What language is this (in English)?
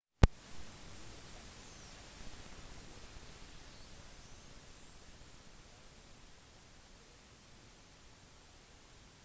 Norwegian Bokmål